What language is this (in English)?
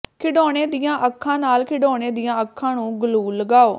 Punjabi